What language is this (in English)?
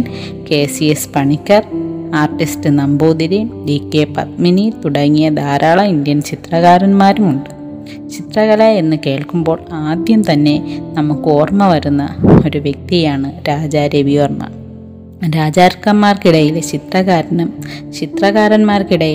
Malayalam